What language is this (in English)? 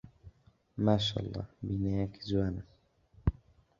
Central Kurdish